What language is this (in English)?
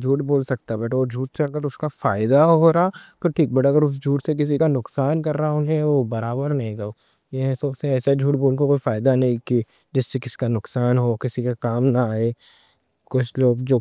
Deccan